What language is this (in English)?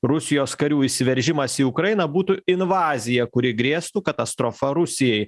Lithuanian